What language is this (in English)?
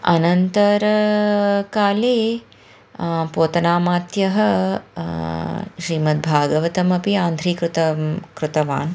Sanskrit